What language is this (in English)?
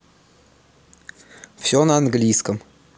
Russian